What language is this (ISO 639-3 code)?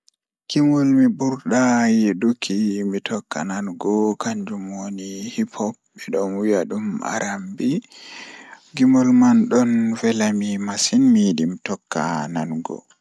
ful